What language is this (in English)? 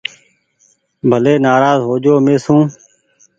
Goaria